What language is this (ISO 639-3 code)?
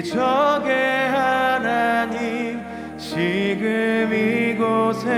kor